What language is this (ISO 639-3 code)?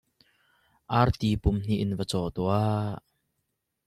cnh